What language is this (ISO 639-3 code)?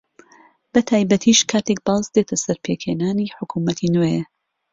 ckb